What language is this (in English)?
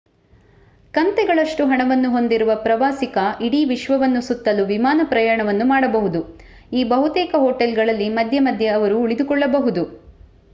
Kannada